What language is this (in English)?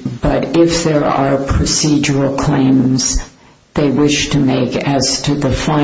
English